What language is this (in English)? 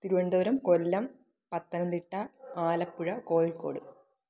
Malayalam